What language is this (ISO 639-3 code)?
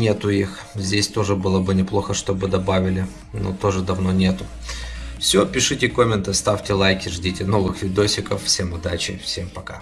rus